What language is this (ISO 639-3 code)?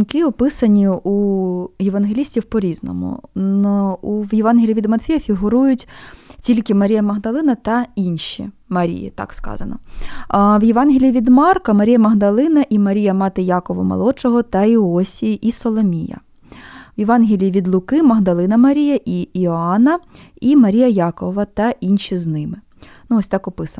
ukr